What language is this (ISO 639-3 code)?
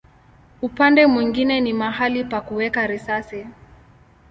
swa